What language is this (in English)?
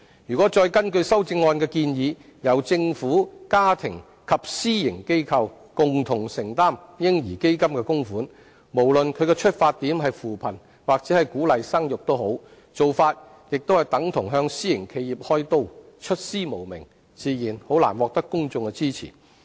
Cantonese